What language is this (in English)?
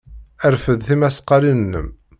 Kabyle